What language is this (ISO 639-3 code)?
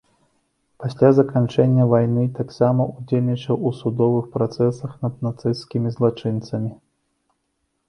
bel